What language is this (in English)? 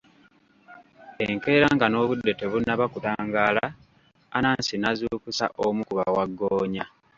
Ganda